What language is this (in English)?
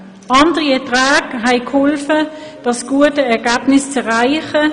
Swiss German